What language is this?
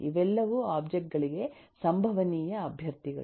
Kannada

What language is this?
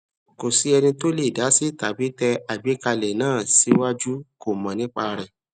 Yoruba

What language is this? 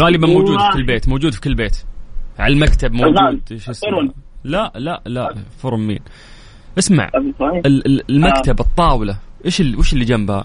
Arabic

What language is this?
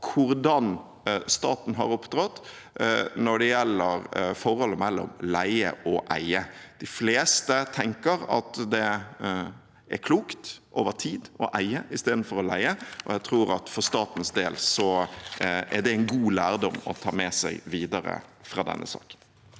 Norwegian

